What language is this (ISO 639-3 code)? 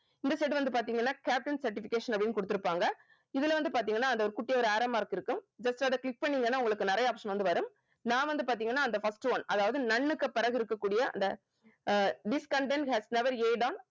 tam